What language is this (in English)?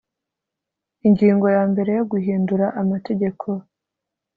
Kinyarwanda